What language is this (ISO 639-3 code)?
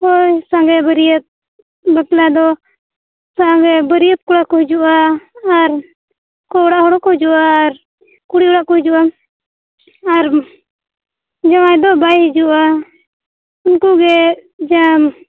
sat